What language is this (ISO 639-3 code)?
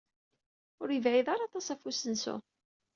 kab